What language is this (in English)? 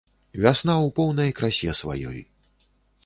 Belarusian